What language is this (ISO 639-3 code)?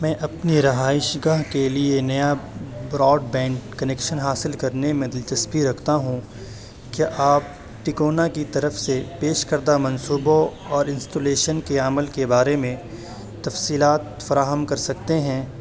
urd